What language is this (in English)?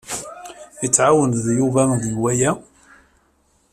Kabyle